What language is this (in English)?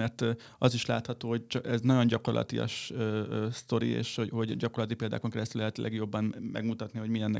Hungarian